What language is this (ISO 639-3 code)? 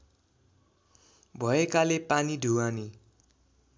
nep